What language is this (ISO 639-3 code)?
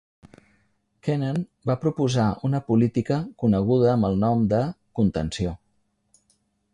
cat